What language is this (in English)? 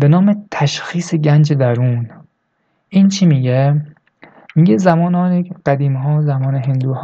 Persian